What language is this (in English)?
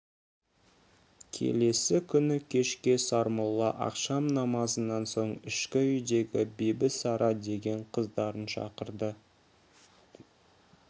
Kazakh